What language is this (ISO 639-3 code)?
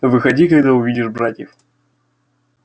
rus